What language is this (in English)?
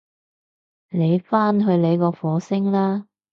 Cantonese